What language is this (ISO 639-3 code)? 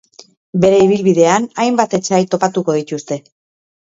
eus